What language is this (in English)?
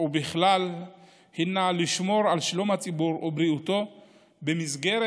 Hebrew